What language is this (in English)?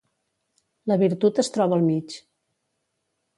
Catalan